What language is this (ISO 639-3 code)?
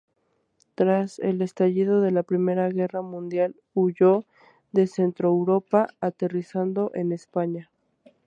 spa